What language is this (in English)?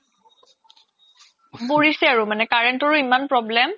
Assamese